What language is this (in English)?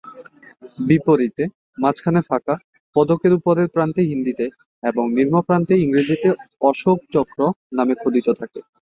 Bangla